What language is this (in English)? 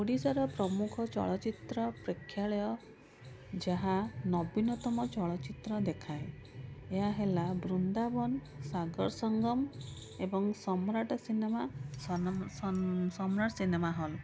Odia